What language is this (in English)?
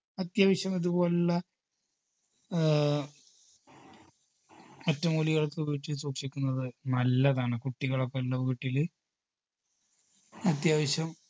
Malayalam